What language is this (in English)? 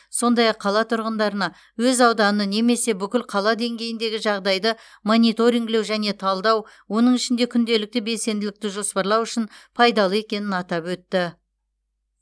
Kazakh